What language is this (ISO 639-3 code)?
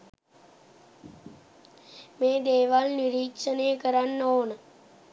sin